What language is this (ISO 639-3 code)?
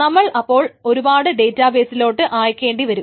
mal